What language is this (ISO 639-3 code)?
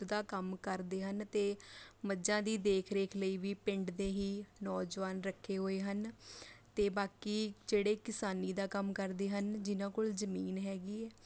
pan